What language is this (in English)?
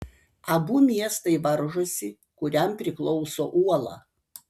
Lithuanian